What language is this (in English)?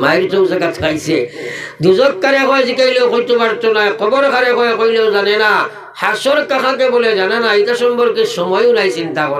Bangla